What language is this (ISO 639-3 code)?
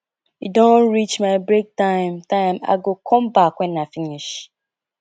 pcm